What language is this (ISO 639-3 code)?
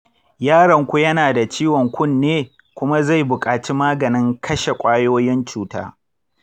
hau